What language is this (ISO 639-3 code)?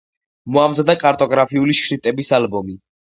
kat